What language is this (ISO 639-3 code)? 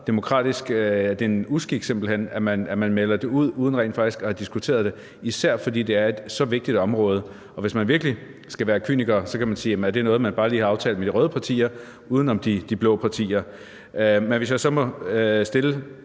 dan